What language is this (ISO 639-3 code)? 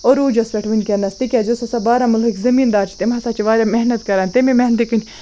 kas